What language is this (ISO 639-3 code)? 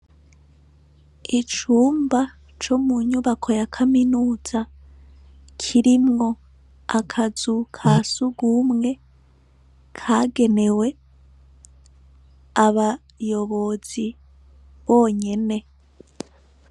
run